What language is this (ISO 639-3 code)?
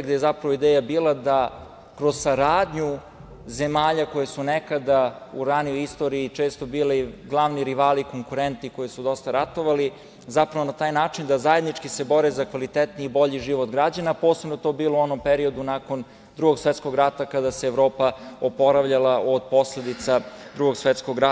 srp